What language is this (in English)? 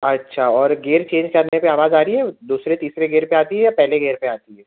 Urdu